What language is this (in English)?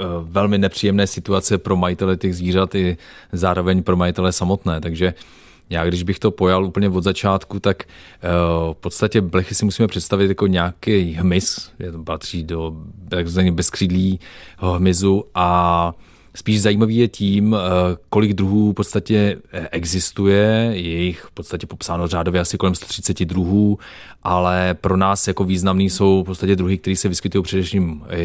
Czech